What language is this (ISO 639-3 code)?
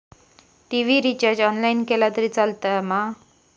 mar